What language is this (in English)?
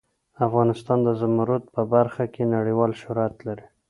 Pashto